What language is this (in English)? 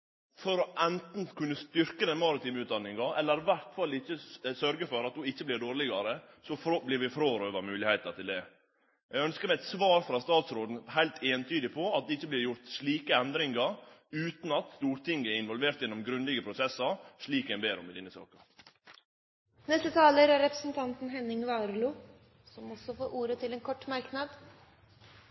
Norwegian